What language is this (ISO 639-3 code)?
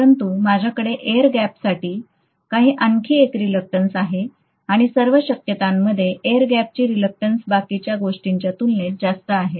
mar